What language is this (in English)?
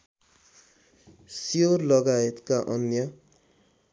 Nepali